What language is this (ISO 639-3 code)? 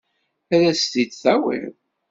kab